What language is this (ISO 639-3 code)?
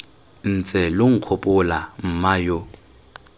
tsn